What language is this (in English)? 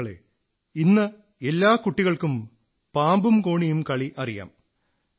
Malayalam